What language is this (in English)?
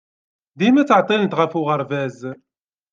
Kabyle